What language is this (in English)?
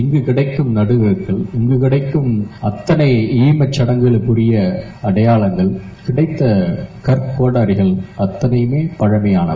Tamil